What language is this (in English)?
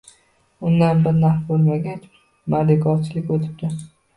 Uzbek